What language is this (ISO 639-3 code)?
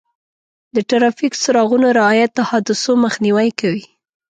pus